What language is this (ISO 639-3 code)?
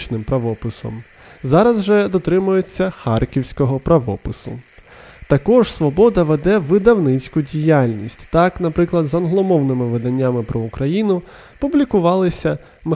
ukr